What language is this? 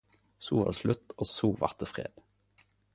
Norwegian Nynorsk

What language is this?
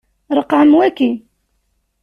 Kabyle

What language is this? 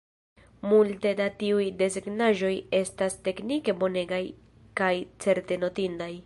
Esperanto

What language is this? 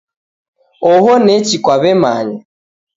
Taita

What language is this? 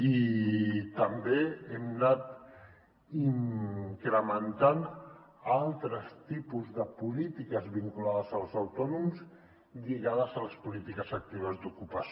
Catalan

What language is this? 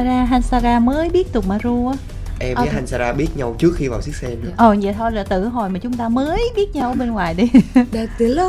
Vietnamese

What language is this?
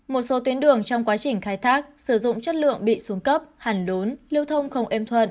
Vietnamese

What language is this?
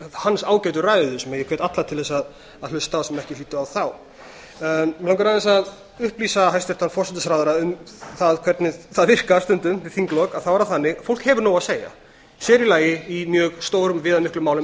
Icelandic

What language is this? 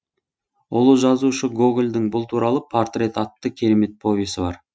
Kazakh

